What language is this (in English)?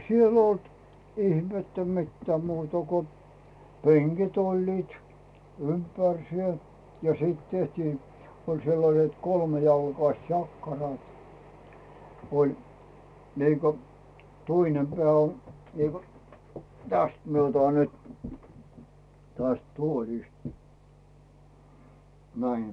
Finnish